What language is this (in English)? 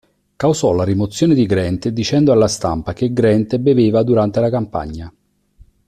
Italian